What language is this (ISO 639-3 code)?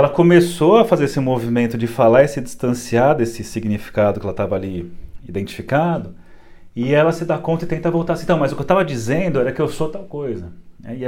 por